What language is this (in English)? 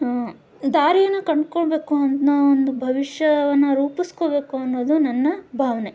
Kannada